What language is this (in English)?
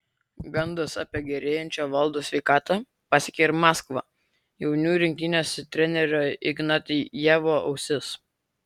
Lithuanian